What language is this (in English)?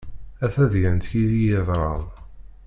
Kabyle